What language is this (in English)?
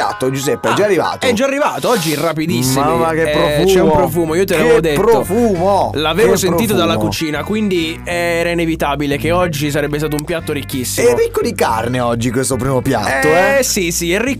Italian